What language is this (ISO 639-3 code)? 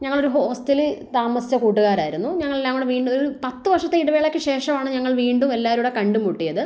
mal